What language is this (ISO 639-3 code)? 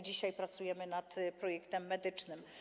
pol